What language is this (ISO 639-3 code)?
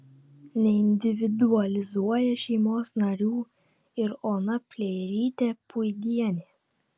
lit